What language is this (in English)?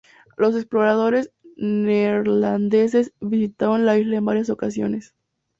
Spanish